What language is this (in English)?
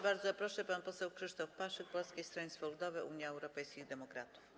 Polish